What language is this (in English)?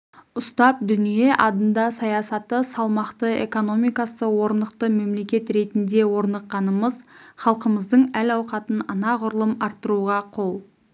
Kazakh